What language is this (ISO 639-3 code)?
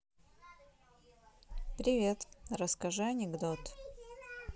rus